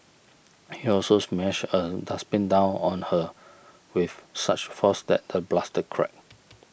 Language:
English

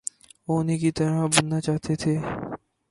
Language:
Urdu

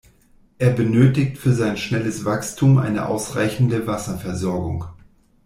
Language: German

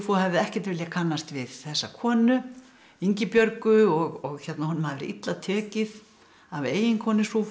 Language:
Icelandic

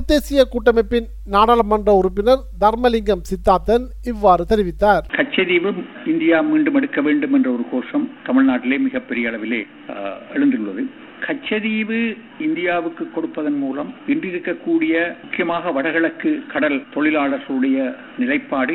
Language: Tamil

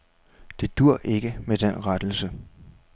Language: Danish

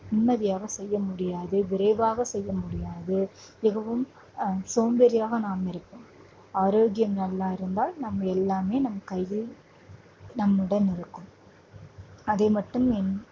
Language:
Tamil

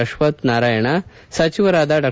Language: Kannada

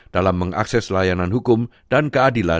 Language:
Indonesian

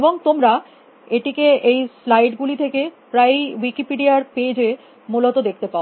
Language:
Bangla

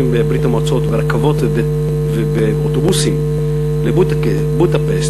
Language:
Hebrew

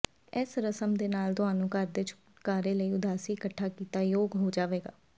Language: Punjabi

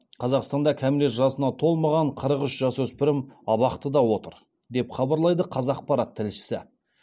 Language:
Kazakh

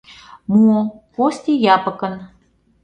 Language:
Mari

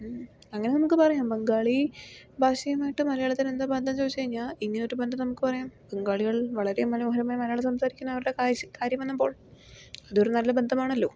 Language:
Malayalam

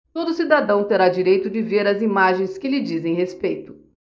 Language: Portuguese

